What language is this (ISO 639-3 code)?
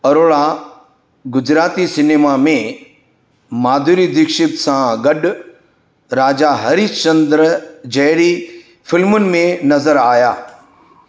snd